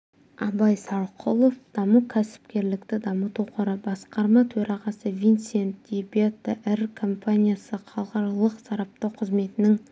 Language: Kazakh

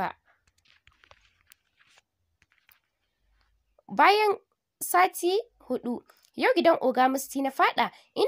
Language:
Arabic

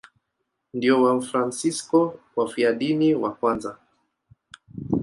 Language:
Swahili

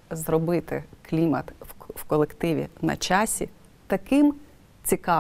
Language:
Ukrainian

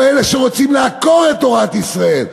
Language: Hebrew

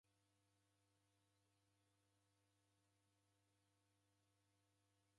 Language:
Taita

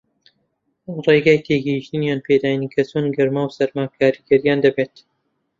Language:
Central Kurdish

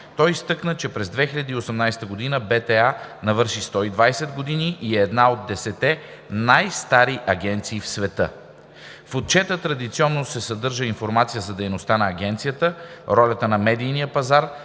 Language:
Bulgarian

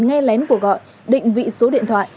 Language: Vietnamese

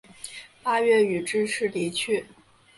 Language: Chinese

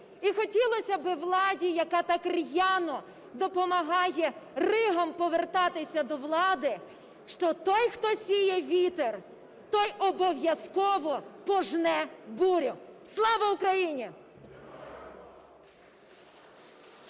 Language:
Ukrainian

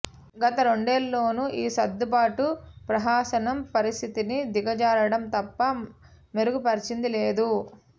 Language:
Telugu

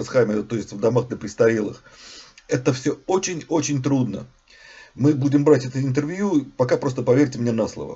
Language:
Russian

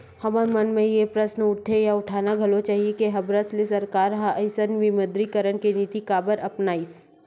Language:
Chhattisgarhi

